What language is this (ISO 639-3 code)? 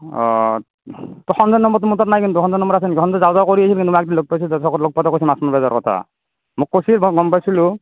asm